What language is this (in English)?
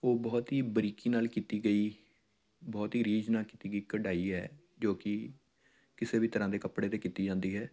Punjabi